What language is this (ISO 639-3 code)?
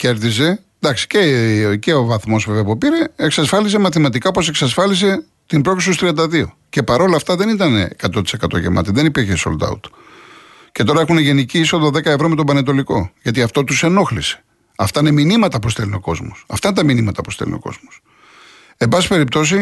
ell